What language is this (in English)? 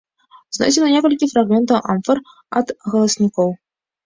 Belarusian